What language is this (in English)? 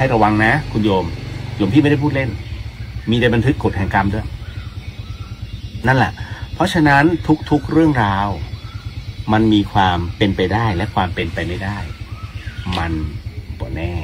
Thai